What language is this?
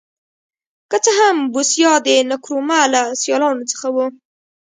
Pashto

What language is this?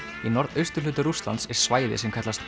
Icelandic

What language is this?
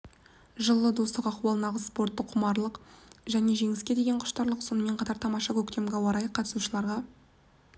Kazakh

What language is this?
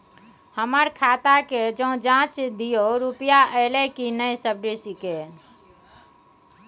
Maithili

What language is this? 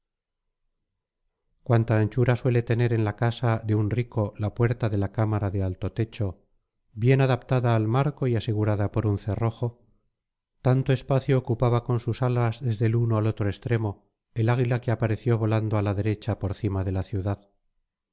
Spanish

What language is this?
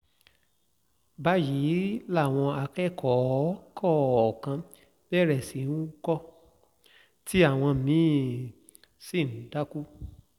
Yoruba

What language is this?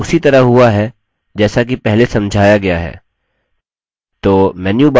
Hindi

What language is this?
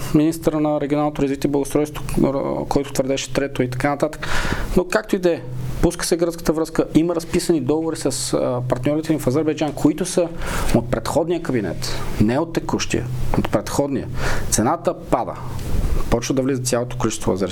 Bulgarian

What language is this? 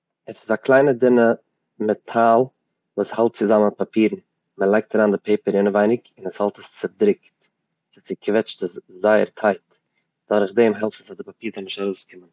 Yiddish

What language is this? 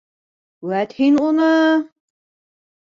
Bashkir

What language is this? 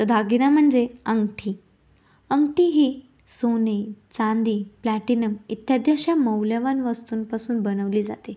Marathi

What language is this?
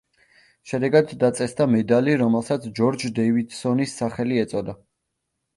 Georgian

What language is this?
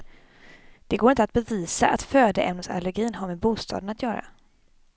Swedish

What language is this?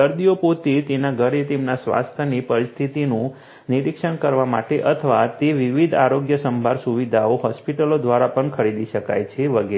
Gujarati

